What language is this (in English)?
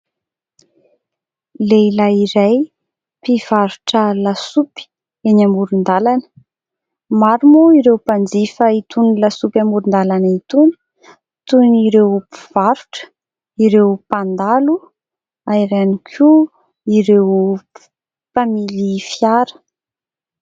Malagasy